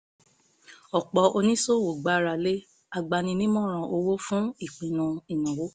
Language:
Yoruba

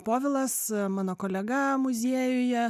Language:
Lithuanian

